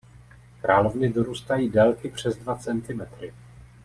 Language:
Czech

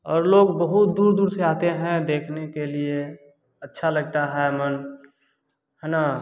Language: Hindi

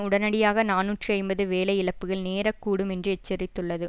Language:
Tamil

